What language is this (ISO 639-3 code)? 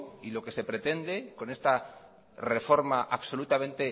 spa